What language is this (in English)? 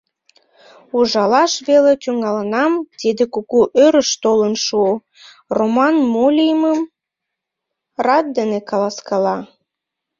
Mari